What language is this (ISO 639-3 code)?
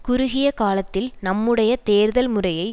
tam